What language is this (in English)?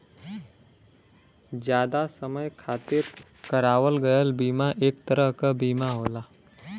Bhojpuri